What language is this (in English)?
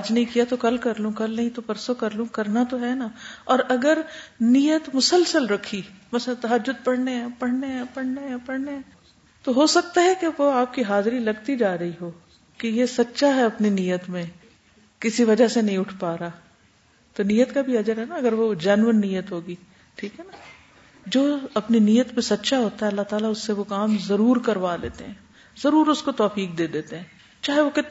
Urdu